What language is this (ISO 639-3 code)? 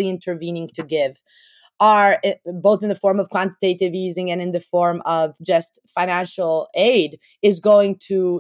eng